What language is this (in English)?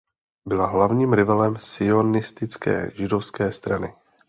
Czech